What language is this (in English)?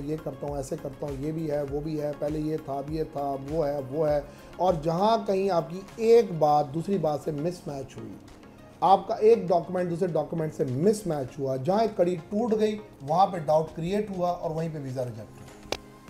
Hindi